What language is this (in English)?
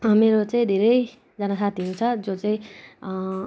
Nepali